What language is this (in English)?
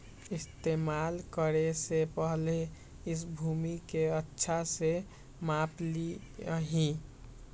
Magahi